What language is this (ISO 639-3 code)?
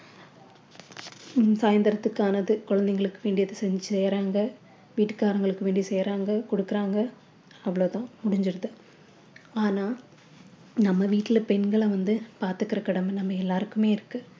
tam